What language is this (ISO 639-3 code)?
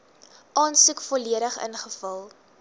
afr